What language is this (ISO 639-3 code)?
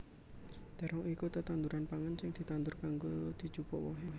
jav